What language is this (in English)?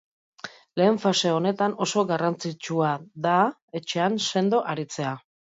Basque